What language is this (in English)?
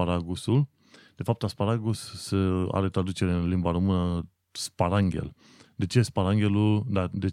Romanian